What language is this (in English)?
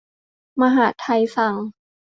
Thai